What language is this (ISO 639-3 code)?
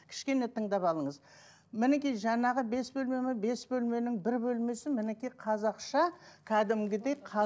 kaz